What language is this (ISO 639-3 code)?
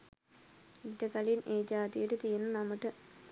sin